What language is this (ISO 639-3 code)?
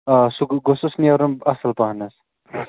kas